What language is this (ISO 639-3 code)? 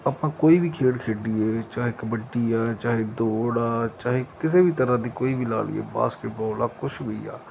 pan